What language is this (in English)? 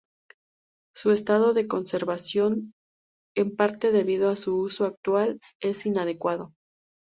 Spanish